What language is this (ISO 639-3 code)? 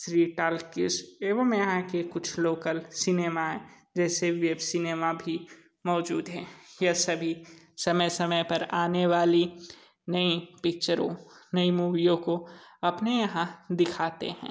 hin